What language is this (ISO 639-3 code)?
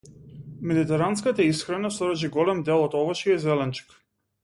mkd